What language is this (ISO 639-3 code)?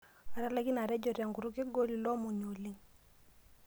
mas